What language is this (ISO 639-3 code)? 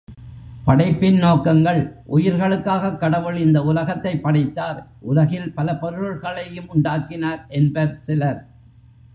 tam